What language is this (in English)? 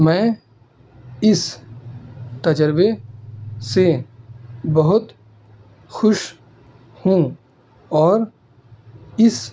Urdu